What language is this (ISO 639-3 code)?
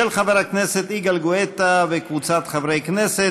heb